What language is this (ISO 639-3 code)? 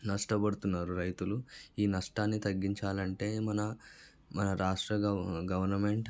tel